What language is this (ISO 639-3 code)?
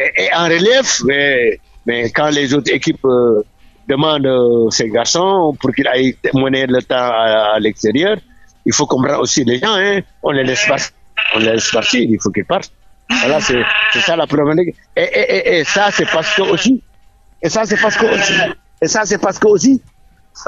fra